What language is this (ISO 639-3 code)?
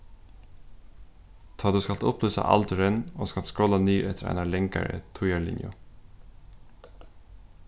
fao